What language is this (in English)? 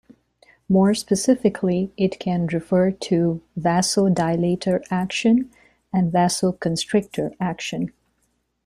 English